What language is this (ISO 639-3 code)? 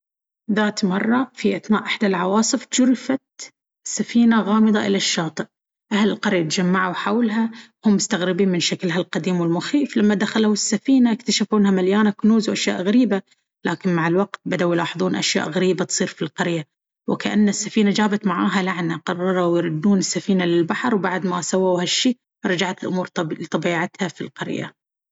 abv